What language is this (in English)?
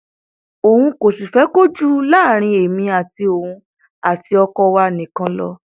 Yoruba